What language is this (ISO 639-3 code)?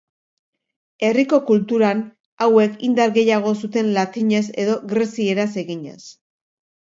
eus